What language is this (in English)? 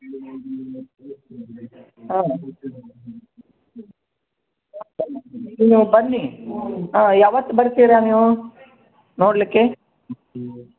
Kannada